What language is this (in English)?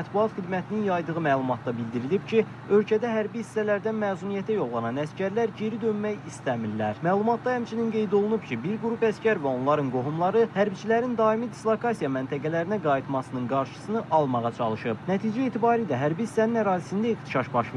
Turkish